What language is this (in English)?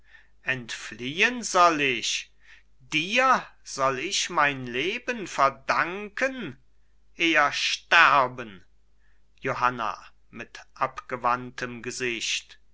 German